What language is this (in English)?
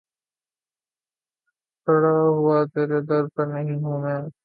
Urdu